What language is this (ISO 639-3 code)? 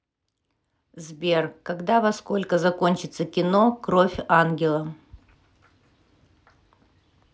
rus